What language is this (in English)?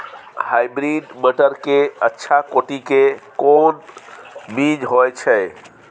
Maithili